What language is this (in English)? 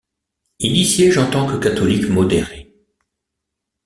French